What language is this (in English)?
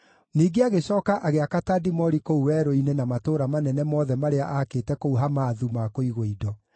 Kikuyu